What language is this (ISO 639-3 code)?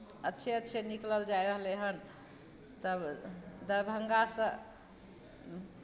mai